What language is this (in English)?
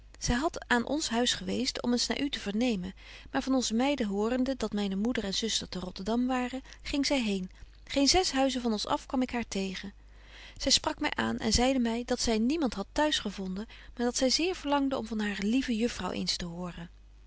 Dutch